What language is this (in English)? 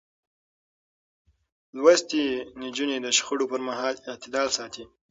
Pashto